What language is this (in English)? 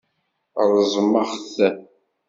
Kabyle